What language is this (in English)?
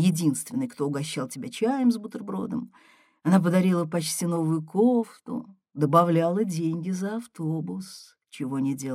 Russian